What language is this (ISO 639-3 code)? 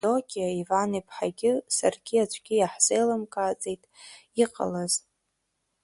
abk